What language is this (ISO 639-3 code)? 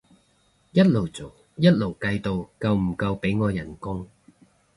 yue